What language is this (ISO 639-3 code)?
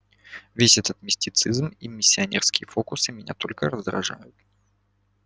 rus